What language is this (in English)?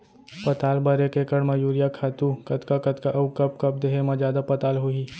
Chhattisgarhi